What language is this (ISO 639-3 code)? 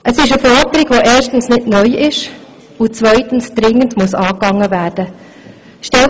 gsw